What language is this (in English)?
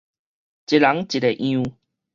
Min Nan Chinese